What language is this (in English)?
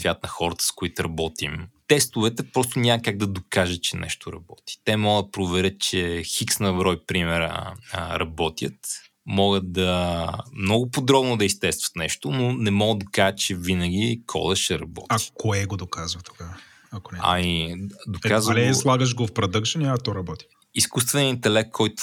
Bulgarian